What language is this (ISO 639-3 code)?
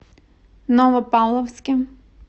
rus